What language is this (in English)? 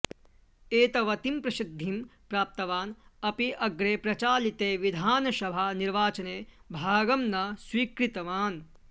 Sanskrit